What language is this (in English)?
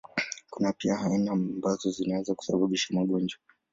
Swahili